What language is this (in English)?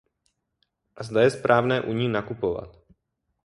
Czech